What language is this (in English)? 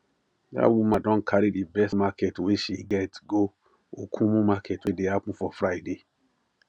Nigerian Pidgin